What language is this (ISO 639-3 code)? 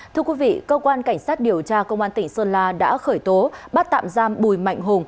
vie